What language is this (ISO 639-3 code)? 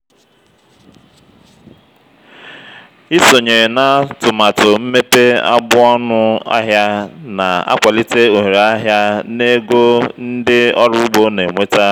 ibo